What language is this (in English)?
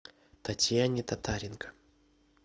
Russian